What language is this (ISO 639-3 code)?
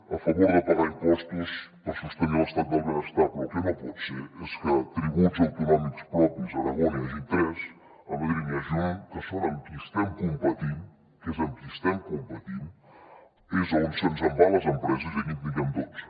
cat